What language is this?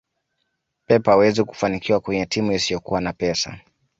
Swahili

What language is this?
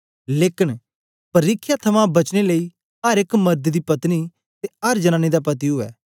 Dogri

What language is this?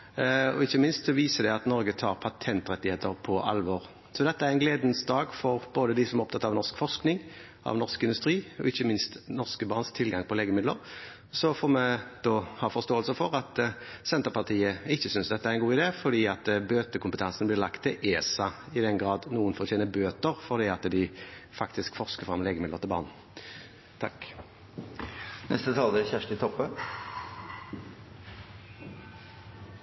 Norwegian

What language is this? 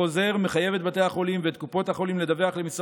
Hebrew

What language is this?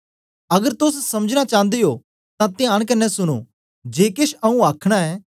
Dogri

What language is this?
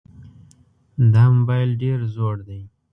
Pashto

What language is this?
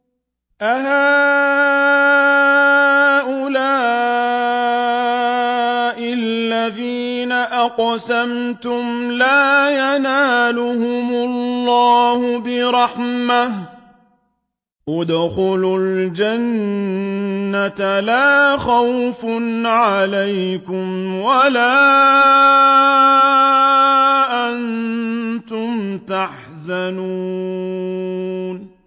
Arabic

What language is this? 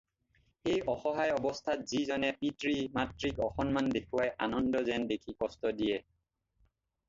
Assamese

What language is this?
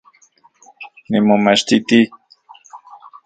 Central Puebla Nahuatl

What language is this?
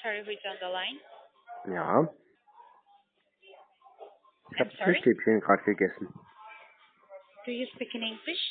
German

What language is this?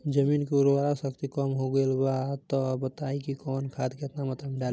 Bhojpuri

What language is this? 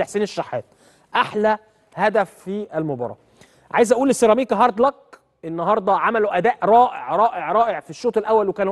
Arabic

